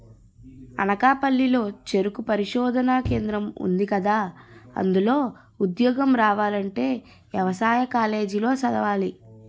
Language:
Telugu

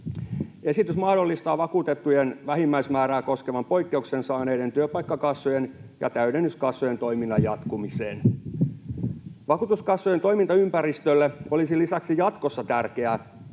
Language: Finnish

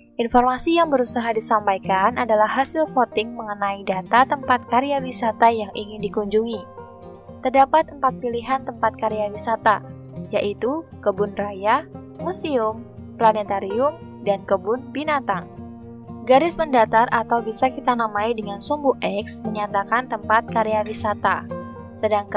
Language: Indonesian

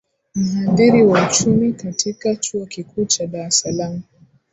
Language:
Swahili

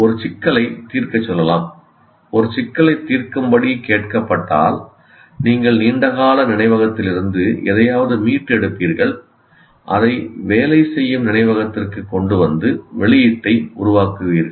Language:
Tamil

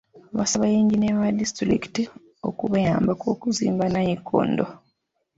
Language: Ganda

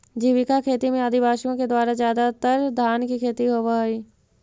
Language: Magahi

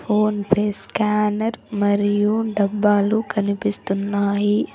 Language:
Telugu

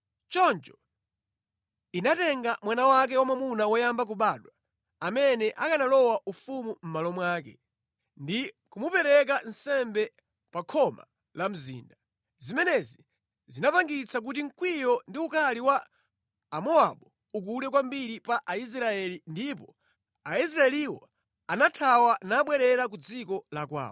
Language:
Nyanja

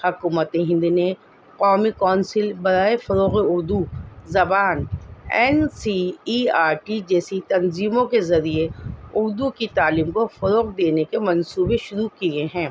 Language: Urdu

